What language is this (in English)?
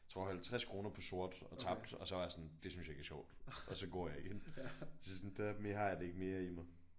Danish